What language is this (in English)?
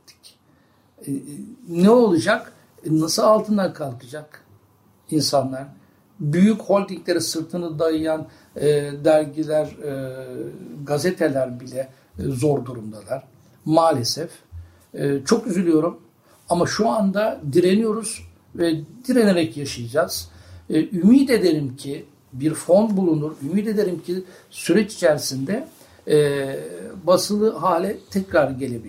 Turkish